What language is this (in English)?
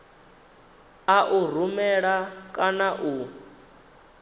Venda